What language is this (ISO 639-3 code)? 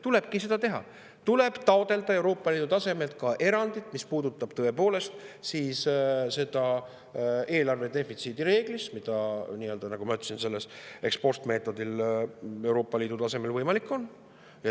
est